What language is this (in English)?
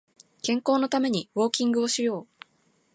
Japanese